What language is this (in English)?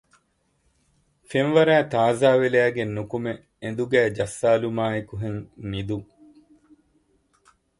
Divehi